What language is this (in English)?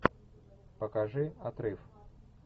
Russian